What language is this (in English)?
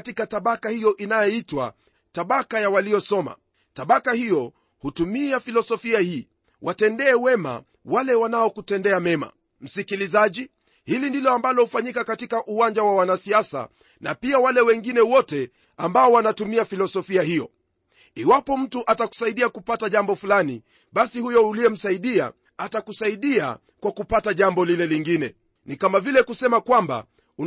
Swahili